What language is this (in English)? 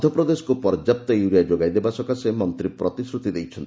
Odia